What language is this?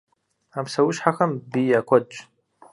Kabardian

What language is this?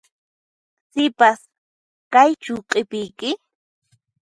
Puno Quechua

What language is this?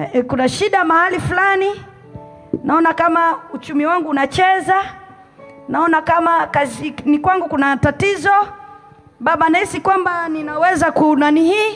Swahili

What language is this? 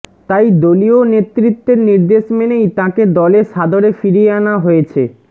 Bangla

